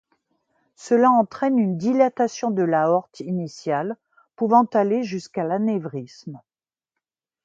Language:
French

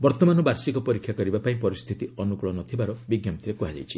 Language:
Odia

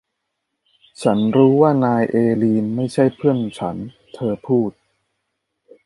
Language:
Thai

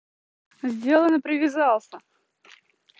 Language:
Russian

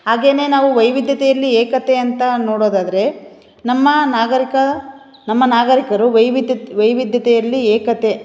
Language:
Kannada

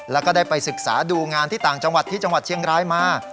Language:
Thai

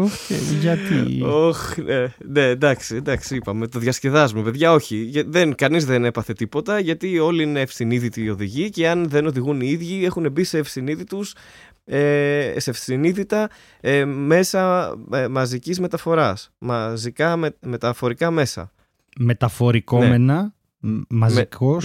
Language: Greek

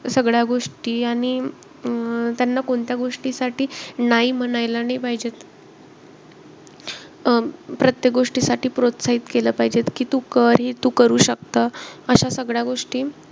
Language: Marathi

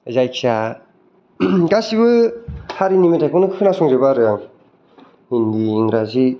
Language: Bodo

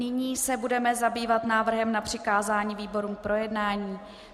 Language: Czech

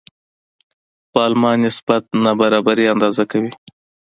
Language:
Pashto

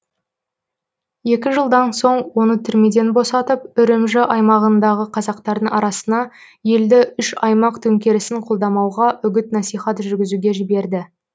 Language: Kazakh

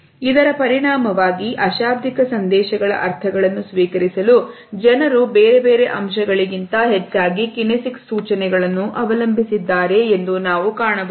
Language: Kannada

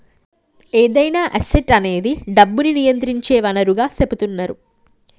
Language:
Telugu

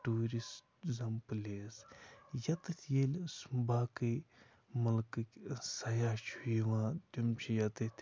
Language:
Kashmiri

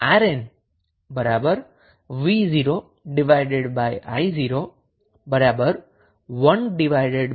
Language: Gujarati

